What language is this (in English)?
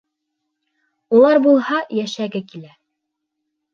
Bashkir